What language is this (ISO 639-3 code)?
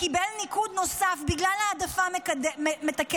heb